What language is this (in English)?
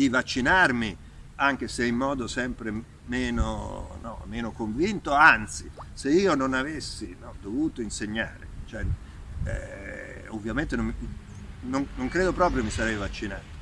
Italian